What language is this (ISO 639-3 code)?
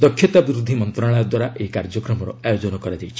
ori